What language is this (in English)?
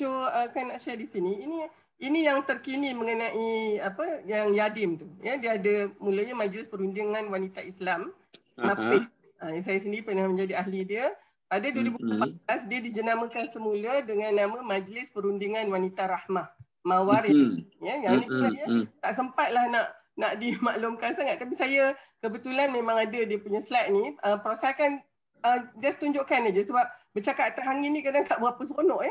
Malay